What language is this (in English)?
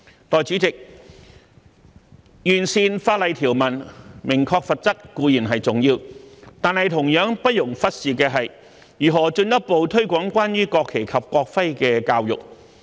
Cantonese